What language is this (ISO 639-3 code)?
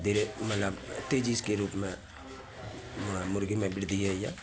mai